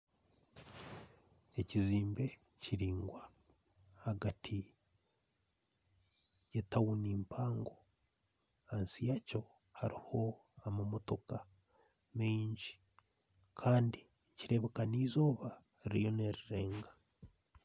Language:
Nyankole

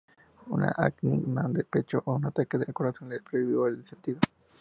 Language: Spanish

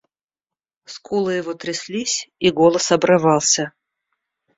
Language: Russian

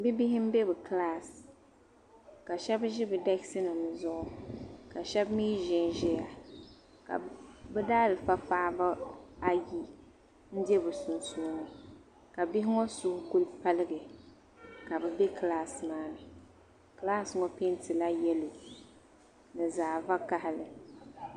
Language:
Dagbani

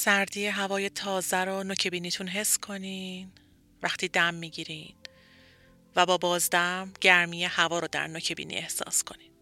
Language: Persian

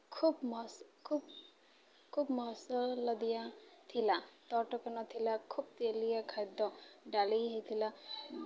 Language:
Odia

